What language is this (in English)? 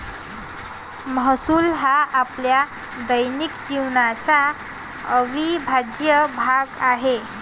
Marathi